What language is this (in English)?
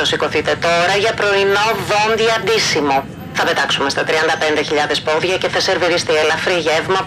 Greek